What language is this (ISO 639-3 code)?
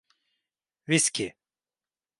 tur